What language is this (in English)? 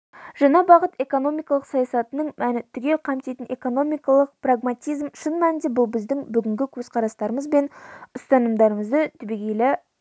Kazakh